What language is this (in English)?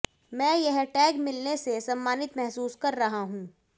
Hindi